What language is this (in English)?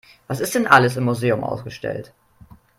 German